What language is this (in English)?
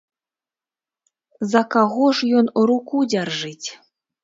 Belarusian